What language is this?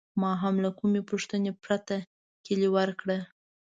Pashto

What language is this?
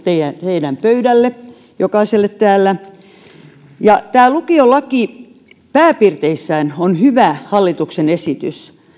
Finnish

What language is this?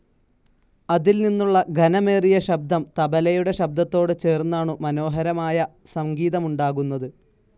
Malayalam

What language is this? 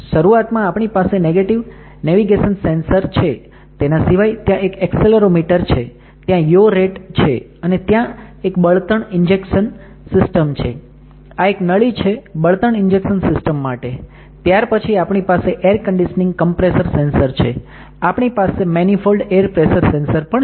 Gujarati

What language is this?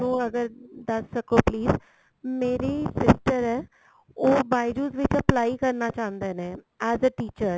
Punjabi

